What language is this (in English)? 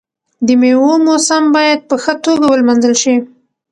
Pashto